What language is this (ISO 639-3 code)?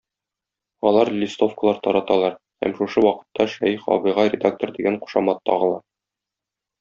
tat